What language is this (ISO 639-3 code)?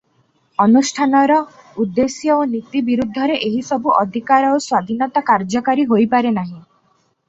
ori